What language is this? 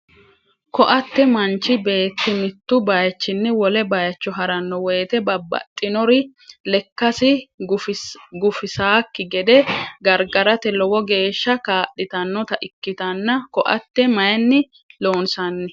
Sidamo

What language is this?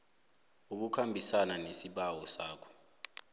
South Ndebele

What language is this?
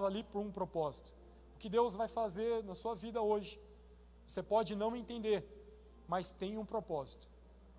Portuguese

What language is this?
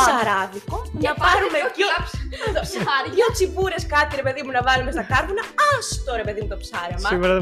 Greek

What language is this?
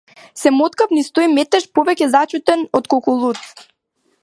Macedonian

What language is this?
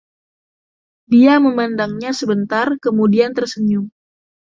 Indonesian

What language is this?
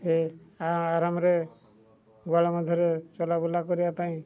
Odia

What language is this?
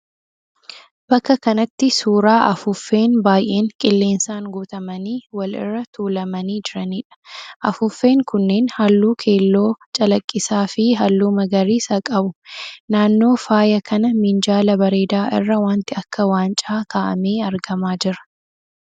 Oromo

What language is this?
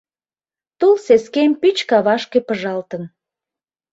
Mari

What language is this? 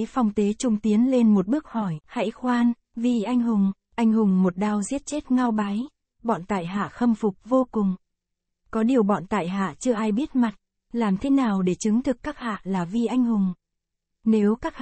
Vietnamese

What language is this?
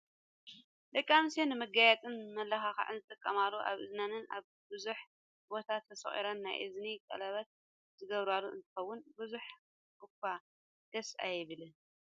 Tigrinya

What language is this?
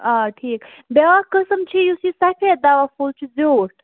Kashmiri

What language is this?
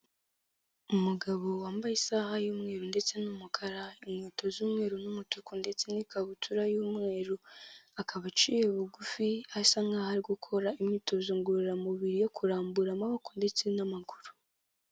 Kinyarwanda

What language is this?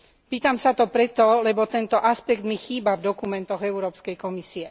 Slovak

